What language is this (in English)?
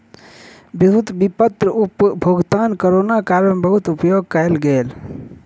Maithili